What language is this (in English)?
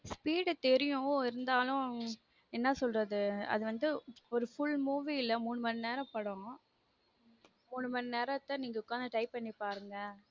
Tamil